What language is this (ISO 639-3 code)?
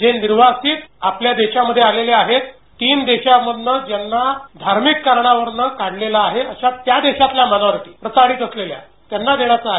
mar